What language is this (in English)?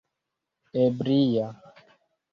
Esperanto